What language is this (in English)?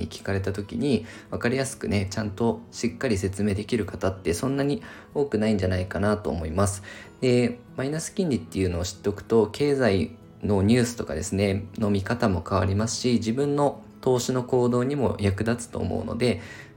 Japanese